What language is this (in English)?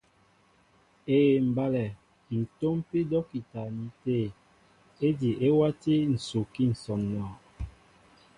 Mbo (Cameroon)